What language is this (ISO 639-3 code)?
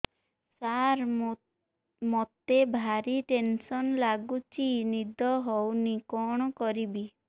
ori